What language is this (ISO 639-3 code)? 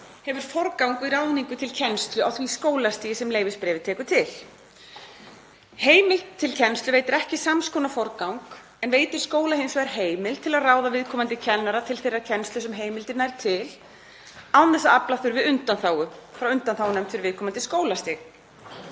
isl